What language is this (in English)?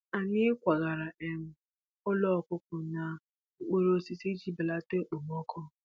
Igbo